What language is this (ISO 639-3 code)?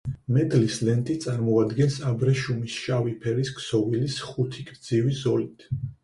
kat